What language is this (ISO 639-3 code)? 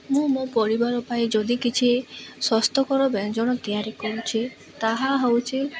ori